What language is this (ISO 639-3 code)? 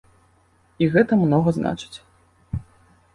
bel